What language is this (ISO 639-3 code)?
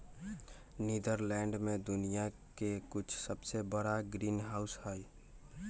mag